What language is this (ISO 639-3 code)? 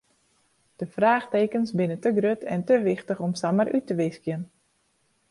fry